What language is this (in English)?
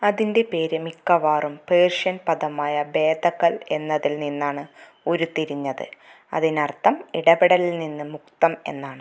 Malayalam